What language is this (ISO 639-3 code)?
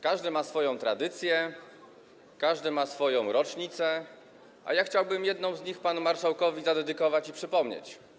pol